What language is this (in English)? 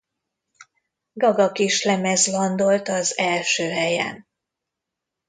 Hungarian